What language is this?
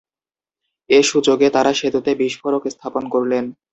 Bangla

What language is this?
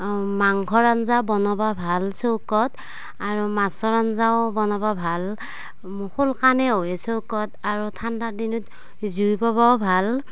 Assamese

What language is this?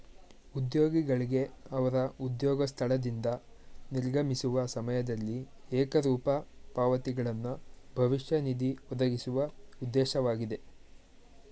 Kannada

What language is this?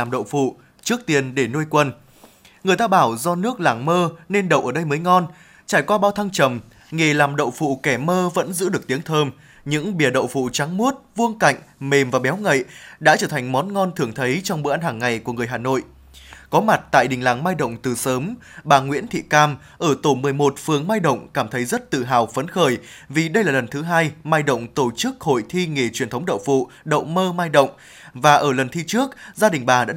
Vietnamese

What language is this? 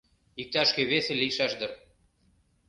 Mari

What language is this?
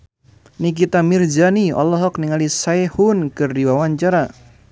Sundanese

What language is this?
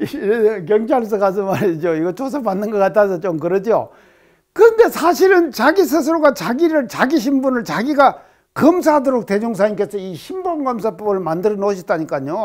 Korean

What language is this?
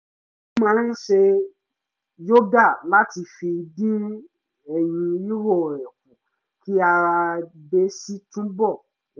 Yoruba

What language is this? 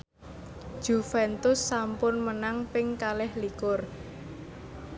Javanese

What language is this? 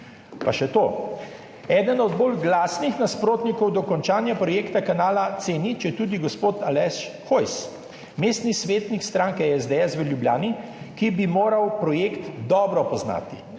Slovenian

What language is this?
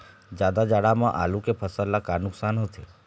Chhattisgarhi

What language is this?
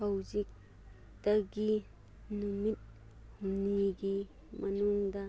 Manipuri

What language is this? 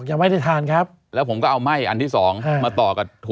Thai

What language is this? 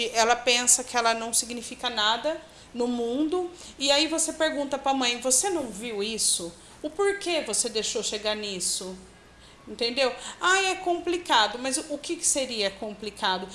Portuguese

